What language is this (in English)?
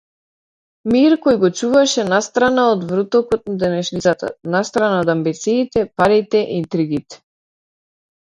Macedonian